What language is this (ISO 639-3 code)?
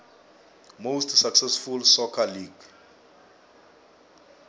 nbl